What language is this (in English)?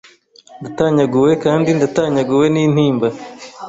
Kinyarwanda